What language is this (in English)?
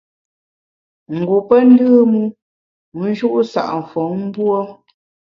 Bamun